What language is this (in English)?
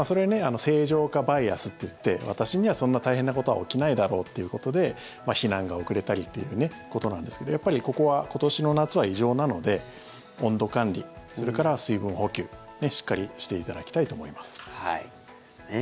Japanese